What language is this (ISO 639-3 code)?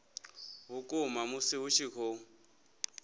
ven